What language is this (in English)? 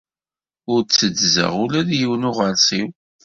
Kabyle